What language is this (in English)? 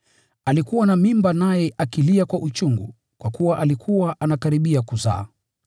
Swahili